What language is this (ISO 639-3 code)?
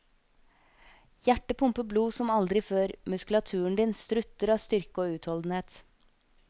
nor